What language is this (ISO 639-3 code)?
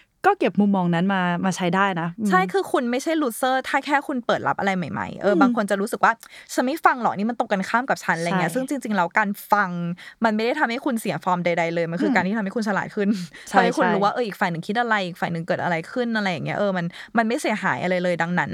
tha